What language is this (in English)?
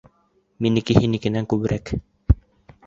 Bashkir